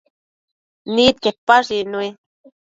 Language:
Matsés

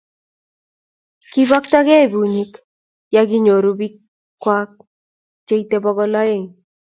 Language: Kalenjin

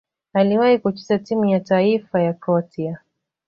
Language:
Swahili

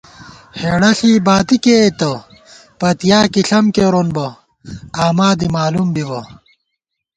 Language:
Gawar-Bati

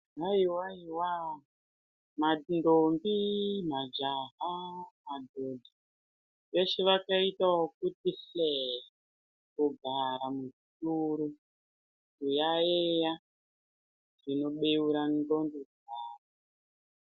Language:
Ndau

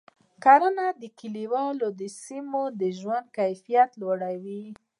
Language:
Pashto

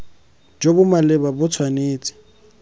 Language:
Tswana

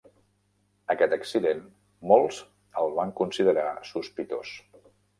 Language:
Catalan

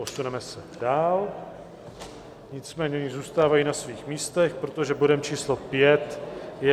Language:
Czech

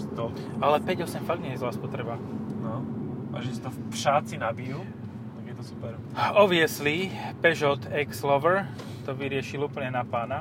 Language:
Slovak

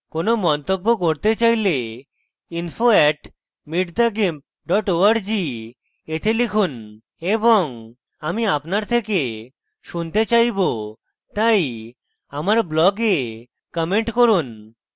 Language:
Bangla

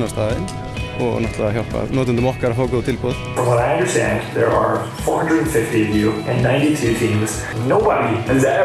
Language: Icelandic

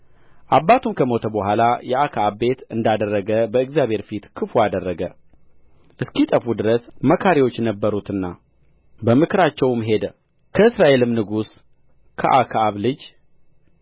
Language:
Amharic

